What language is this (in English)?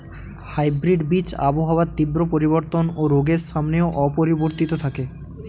Bangla